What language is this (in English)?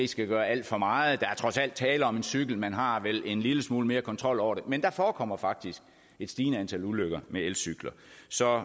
Danish